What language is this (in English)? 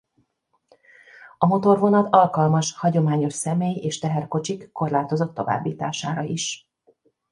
Hungarian